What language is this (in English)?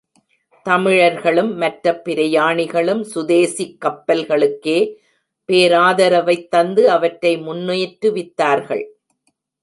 Tamil